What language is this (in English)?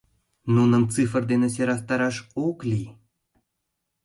Mari